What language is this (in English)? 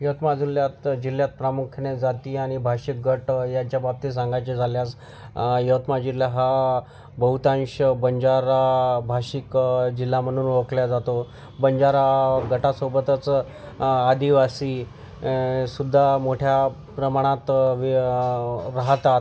Marathi